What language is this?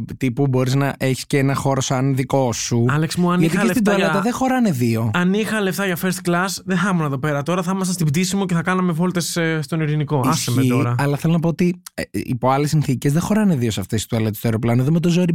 Greek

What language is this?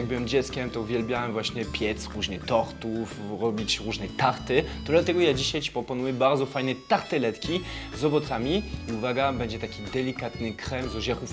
Polish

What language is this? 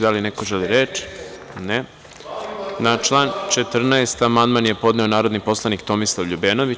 Serbian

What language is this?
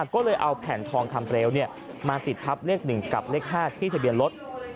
Thai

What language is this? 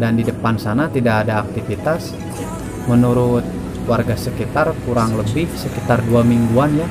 Indonesian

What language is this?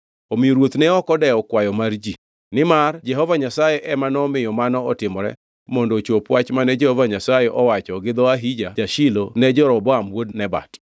Luo (Kenya and Tanzania)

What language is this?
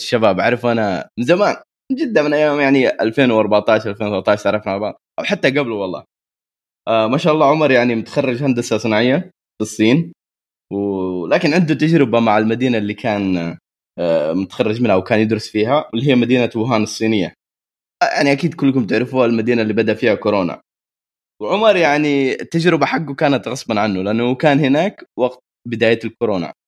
Arabic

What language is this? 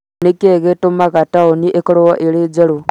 Kikuyu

